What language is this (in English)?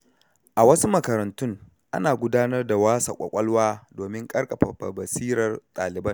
Hausa